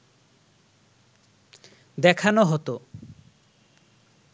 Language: Bangla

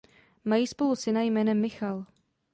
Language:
Czech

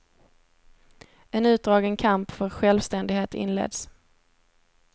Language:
Swedish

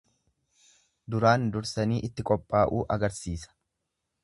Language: Oromo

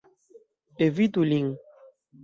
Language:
Esperanto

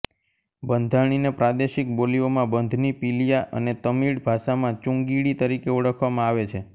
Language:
Gujarati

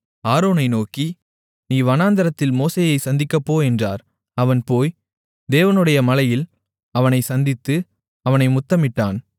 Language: Tamil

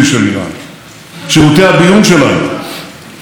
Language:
Hebrew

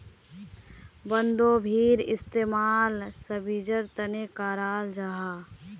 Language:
Magahi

